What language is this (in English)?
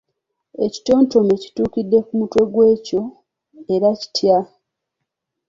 Ganda